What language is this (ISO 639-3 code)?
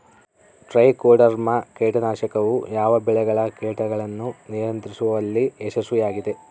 kan